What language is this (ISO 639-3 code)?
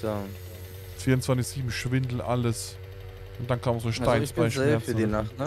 deu